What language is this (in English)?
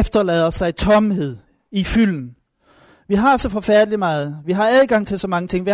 Danish